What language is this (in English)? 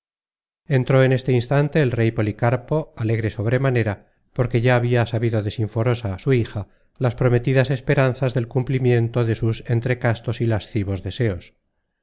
Spanish